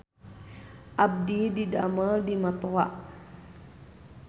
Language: Sundanese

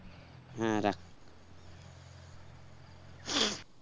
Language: Bangla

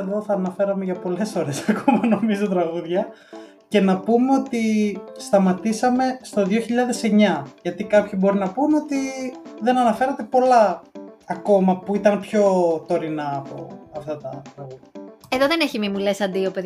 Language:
Greek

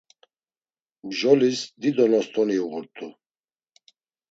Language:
Laz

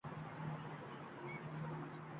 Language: Uzbek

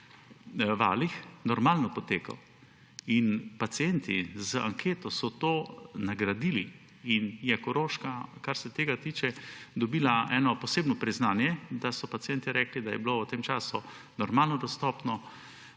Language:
Slovenian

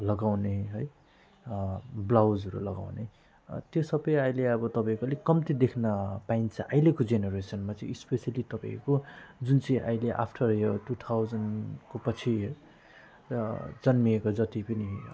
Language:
Nepali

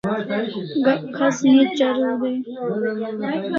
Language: Kalasha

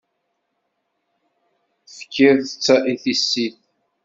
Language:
Kabyle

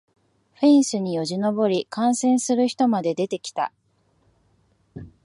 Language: Japanese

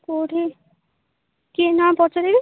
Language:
Odia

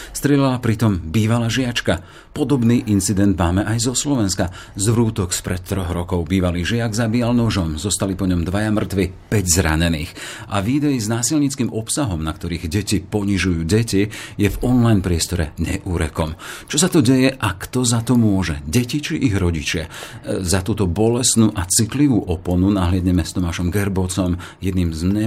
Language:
Slovak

